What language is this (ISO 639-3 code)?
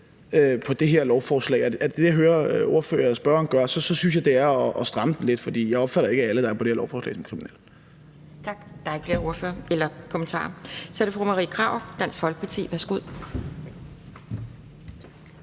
dan